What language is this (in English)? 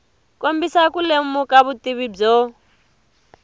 Tsonga